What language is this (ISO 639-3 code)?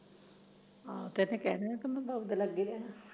pan